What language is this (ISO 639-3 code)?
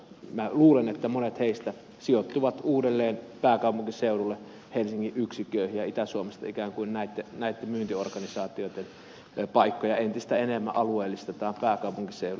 fin